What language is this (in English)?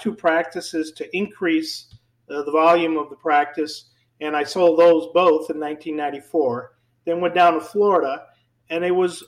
English